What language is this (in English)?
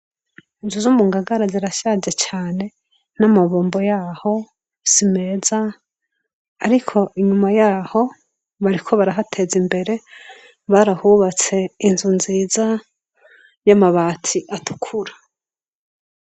Rundi